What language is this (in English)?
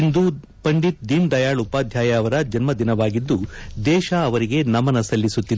Kannada